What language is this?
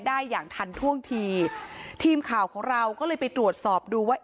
Thai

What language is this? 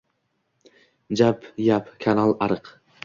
Uzbek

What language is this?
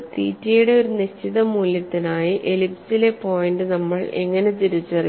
Malayalam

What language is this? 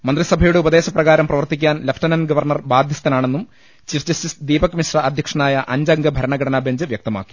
Malayalam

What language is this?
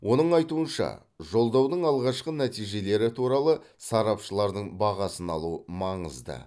Kazakh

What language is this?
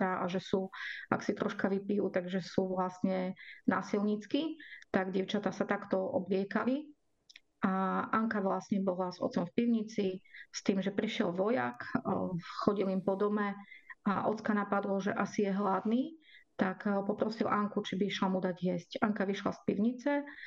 Slovak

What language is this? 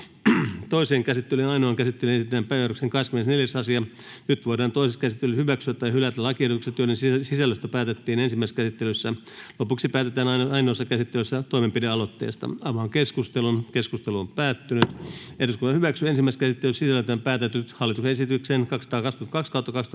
Finnish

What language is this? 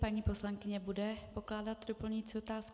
Czech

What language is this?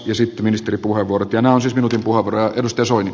Finnish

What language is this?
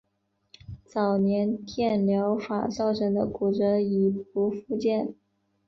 Chinese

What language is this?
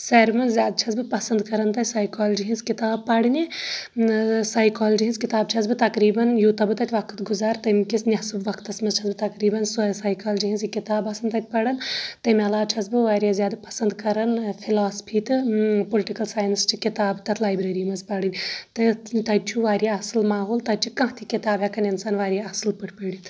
Kashmiri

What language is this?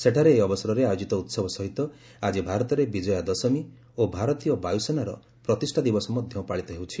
Odia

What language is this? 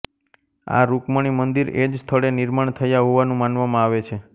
Gujarati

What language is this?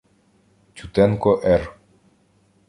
Ukrainian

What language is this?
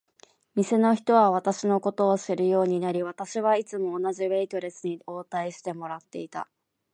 Japanese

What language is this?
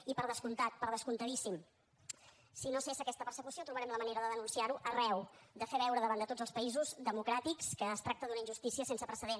Catalan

